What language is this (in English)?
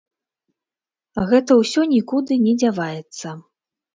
Belarusian